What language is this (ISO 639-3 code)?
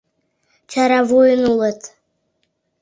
chm